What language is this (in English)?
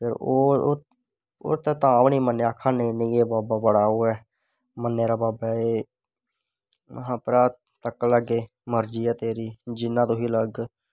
Dogri